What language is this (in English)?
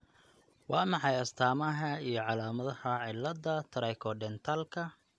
Somali